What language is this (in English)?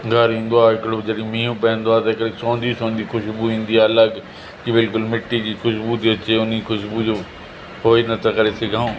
Sindhi